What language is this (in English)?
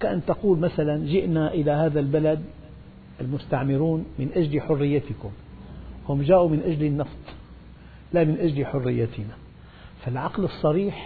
Arabic